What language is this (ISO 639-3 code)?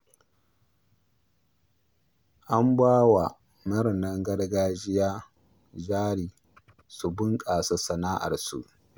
hau